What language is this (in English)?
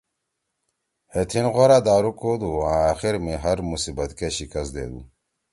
Torwali